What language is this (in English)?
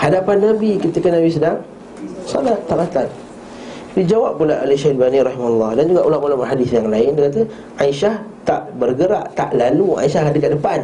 Malay